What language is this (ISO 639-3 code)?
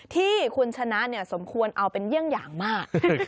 tha